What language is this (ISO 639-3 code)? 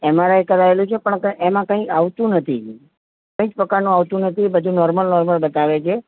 guj